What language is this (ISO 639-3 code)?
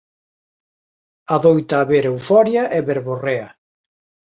glg